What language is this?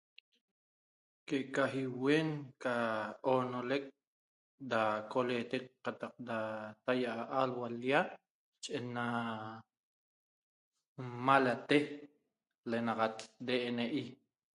Toba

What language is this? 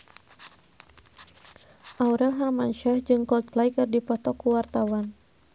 Sundanese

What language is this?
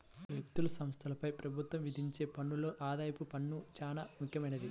Telugu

